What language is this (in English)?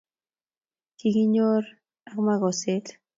Kalenjin